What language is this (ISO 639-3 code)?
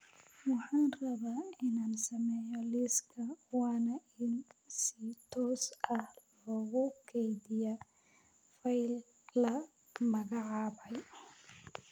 som